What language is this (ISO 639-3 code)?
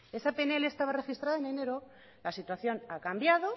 spa